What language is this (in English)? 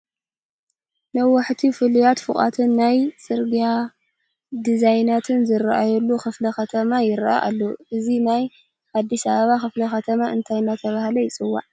Tigrinya